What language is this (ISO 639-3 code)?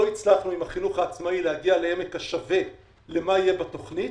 heb